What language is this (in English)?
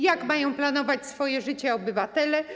Polish